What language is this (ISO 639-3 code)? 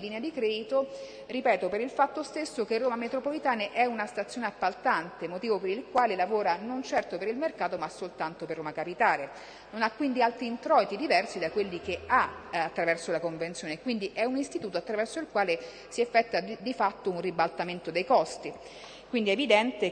ita